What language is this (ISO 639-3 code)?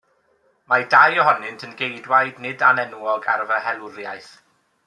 cym